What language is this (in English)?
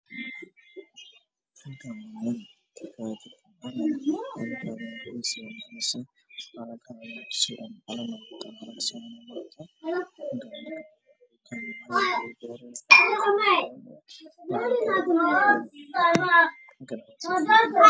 Somali